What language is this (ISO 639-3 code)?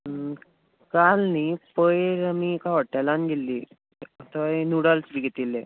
kok